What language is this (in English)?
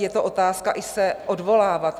Czech